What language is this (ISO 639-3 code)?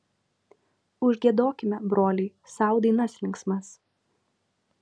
lit